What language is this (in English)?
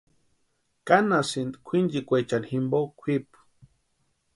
Western Highland Purepecha